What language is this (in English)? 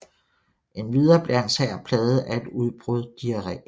Danish